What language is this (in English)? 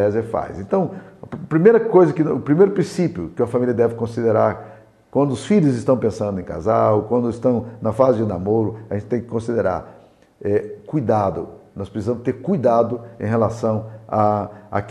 Portuguese